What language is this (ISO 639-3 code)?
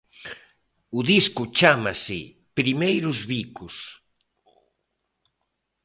glg